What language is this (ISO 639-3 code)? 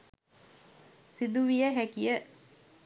sin